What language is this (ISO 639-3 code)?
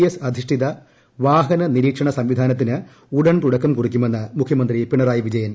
mal